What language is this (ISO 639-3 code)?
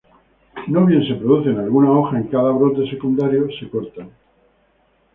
spa